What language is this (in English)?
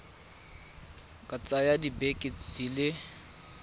Tswana